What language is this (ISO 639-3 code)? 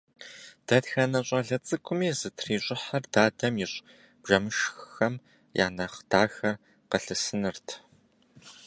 kbd